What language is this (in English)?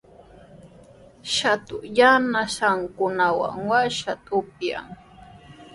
Sihuas Ancash Quechua